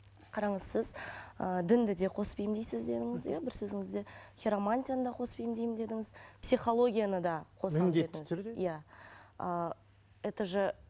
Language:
Kazakh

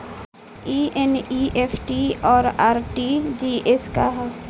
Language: Bhojpuri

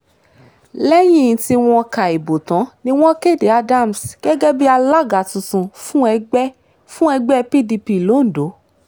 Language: Yoruba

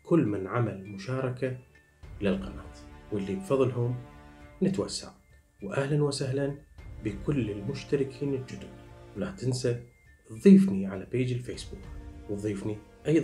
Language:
Arabic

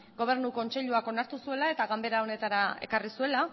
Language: Basque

